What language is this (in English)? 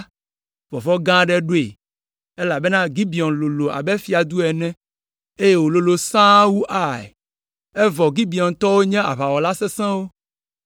Ewe